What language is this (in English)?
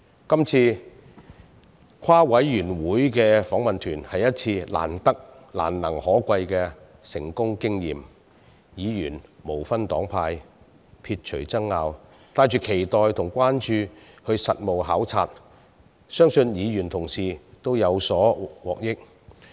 Cantonese